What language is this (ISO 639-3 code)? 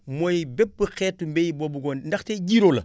wol